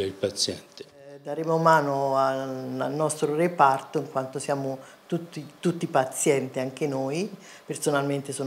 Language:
Italian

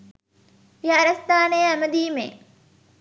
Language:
Sinhala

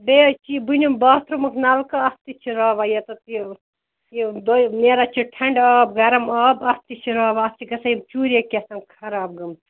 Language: Kashmiri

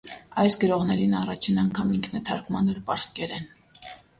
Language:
Armenian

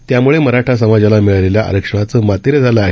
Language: Marathi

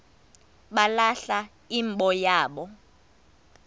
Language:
Xhosa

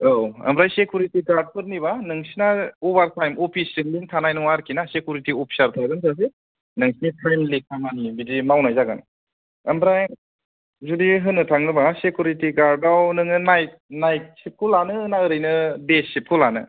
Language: Bodo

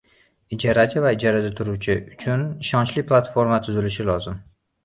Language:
Uzbek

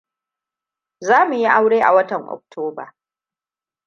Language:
Hausa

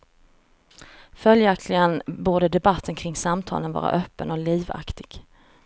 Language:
Swedish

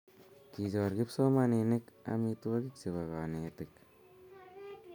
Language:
Kalenjin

